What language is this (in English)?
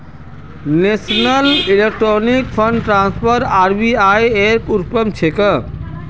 Magahi